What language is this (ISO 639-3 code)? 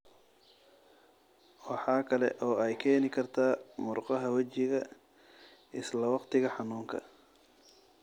som